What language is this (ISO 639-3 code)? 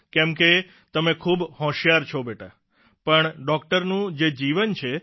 guj